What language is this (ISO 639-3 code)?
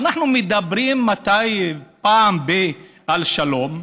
heb